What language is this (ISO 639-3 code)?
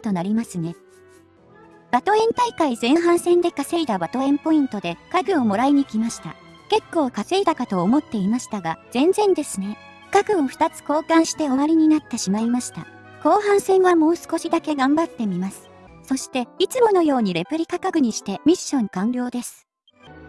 jpn